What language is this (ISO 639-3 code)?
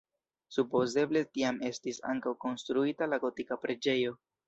epo